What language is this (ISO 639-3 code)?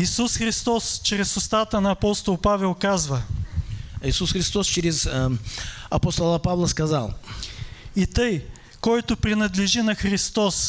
rus